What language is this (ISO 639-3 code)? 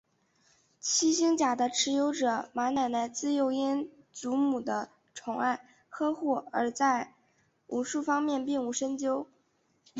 zho